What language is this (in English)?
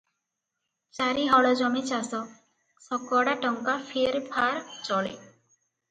Odia